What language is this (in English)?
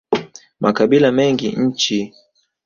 Swahili